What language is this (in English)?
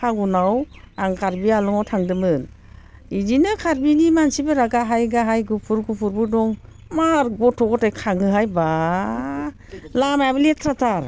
Bodo